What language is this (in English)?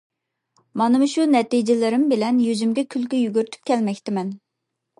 Uyghur